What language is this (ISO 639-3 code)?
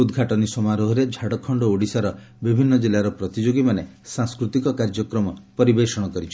ori